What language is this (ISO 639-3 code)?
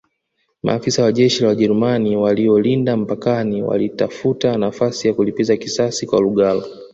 swa